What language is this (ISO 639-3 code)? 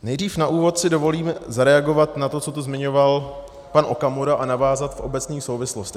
ces